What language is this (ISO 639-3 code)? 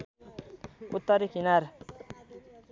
nep